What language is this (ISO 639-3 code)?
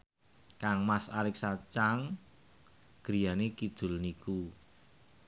jav